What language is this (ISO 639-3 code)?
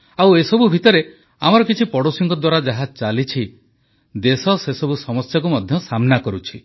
ori